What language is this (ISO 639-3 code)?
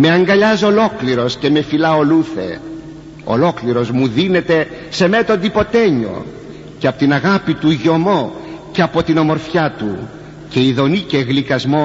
ell